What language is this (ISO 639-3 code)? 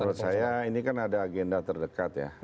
ind